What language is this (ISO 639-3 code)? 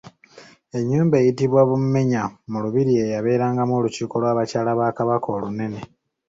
lug